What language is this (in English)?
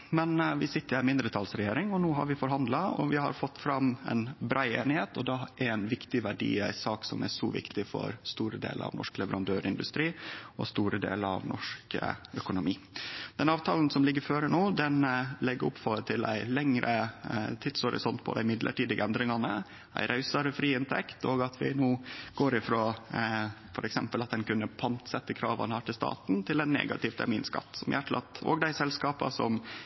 Norwegian Nynorsk